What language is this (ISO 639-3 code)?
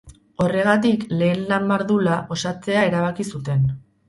eus